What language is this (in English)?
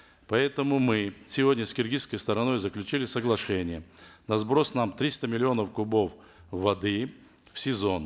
Kazakh